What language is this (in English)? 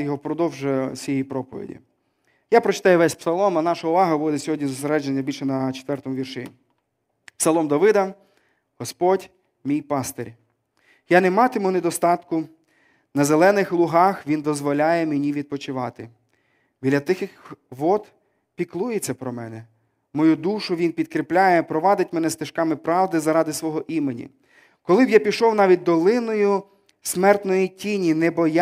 Ukrainian